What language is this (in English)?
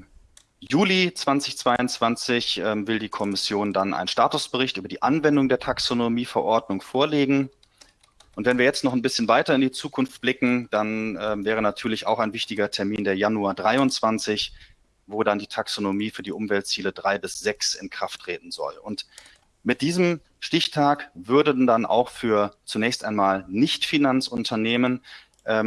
German